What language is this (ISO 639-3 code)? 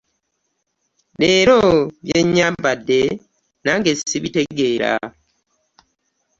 lug